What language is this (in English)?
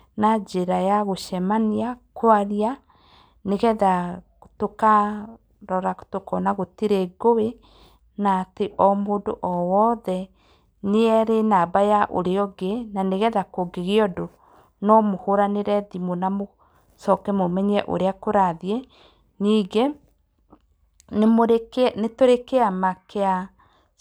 Kikuyu